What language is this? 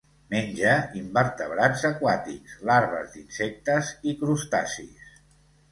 Catalan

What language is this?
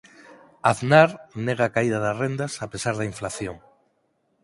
Galician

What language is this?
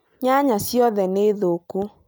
Kikuyu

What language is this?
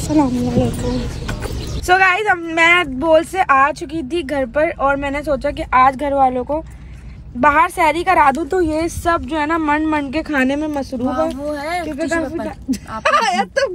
Hindi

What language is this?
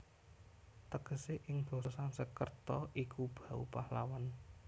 Javanese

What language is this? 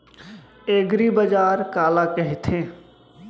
Chhattisgarhi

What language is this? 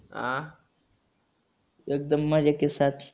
Marathi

